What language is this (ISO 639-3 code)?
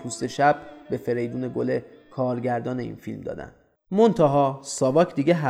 fas